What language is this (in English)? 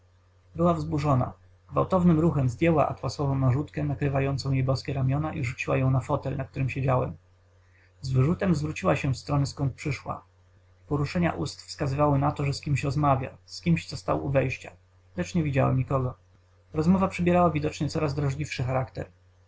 Polish